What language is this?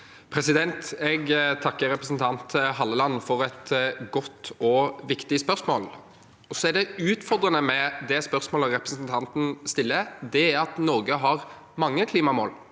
Norwegian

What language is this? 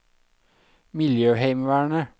Norwegian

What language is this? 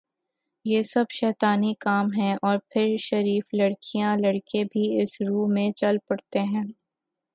Urdu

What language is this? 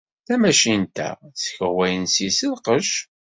Kabyle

